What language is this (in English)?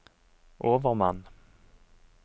Norwegian